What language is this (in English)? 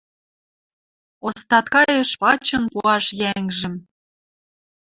Western Mari